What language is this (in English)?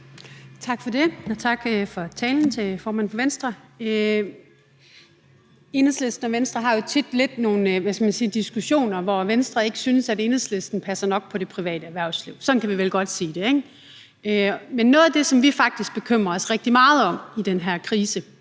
Danish